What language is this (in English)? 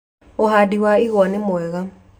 Kikuyu